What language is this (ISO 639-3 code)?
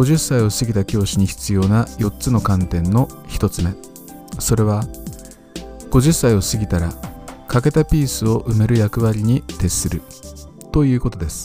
jpn